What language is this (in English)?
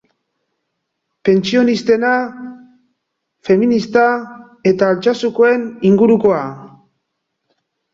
Basque